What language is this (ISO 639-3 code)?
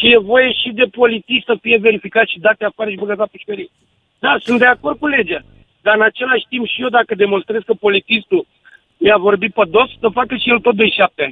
ron